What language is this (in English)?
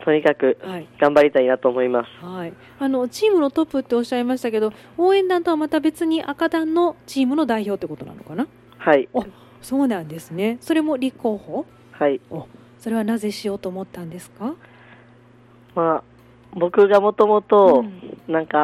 Japanese